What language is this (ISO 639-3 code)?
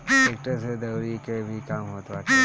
bho